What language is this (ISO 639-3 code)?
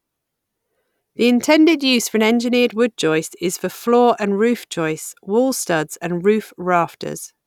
eng